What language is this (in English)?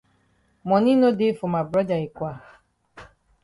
Cameroon Pidgin